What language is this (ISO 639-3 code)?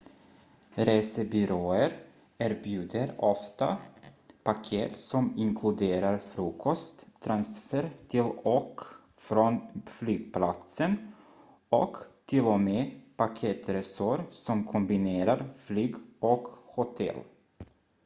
swe